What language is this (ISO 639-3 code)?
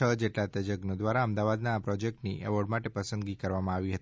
guj